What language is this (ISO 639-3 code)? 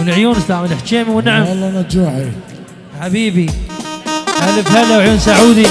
ara